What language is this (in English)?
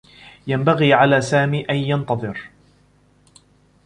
Arabic